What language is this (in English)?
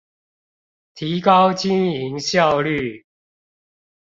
Chinese